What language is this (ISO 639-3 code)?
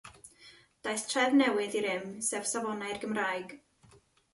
cym